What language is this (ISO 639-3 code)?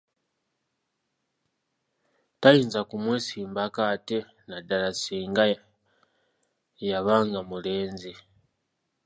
lug